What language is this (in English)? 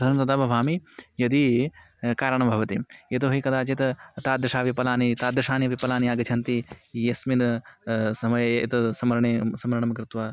Sanskrit